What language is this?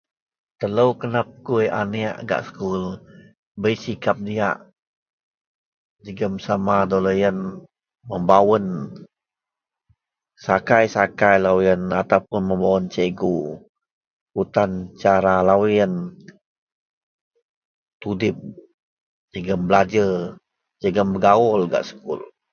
Central Melanau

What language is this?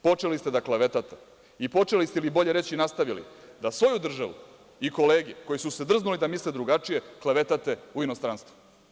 Serbian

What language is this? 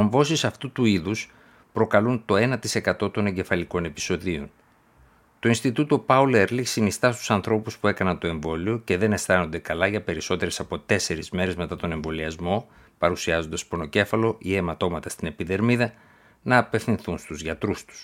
Greek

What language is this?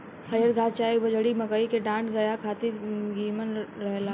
Bhojpuri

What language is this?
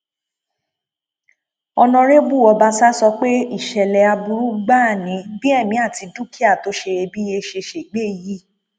Yoruba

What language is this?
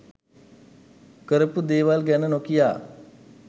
Sinhala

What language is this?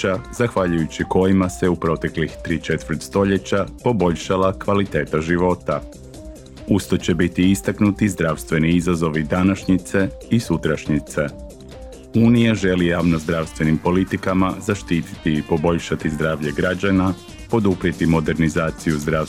Croatian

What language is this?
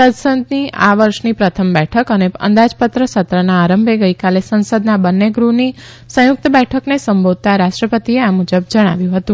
Gujarati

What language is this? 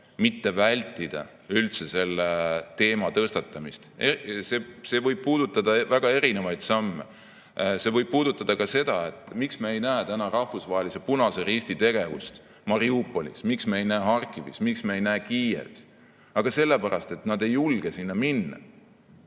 Estonian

